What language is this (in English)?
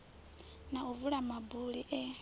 Venda